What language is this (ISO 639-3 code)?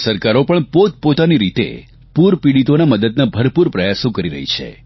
guj